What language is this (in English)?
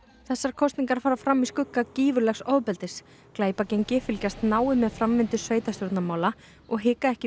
Icelandic